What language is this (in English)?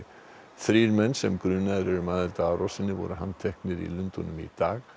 Icelandic